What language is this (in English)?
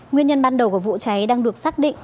Vietnamese